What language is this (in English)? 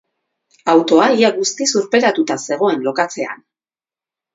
Basque